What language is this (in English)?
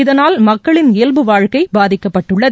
Tamil